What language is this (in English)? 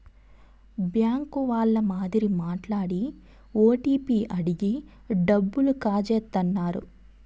Telugu